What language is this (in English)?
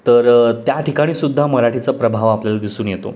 Marathi